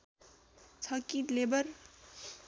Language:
Nepali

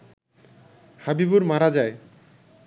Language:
Bangla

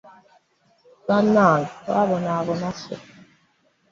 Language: Ganda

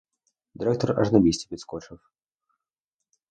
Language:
Ukrainian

